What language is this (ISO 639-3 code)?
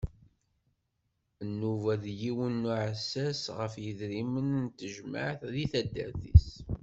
kab